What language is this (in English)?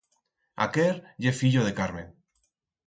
Aragonese